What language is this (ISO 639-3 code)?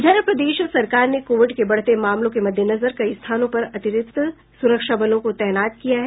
hin